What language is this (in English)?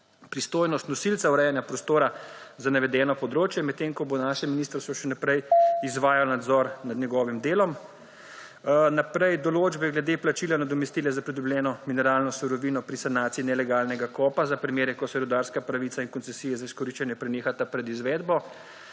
Slovenian